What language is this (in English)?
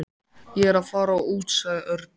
Icelandic